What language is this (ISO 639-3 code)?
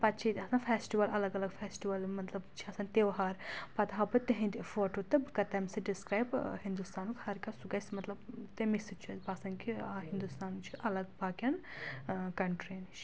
kas